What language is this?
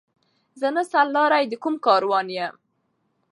Pashto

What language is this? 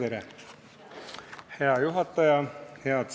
Estonian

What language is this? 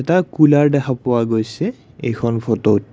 Assamese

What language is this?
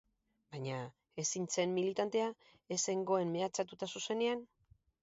Basque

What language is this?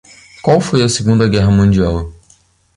Portuguese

